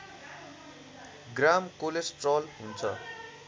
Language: Nepali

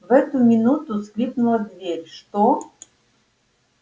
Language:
Russian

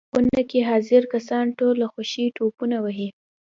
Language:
Pashto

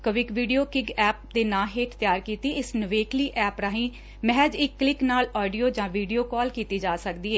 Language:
Punjabi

